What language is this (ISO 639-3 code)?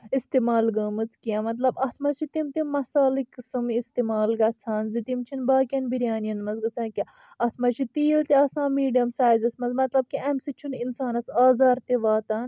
kas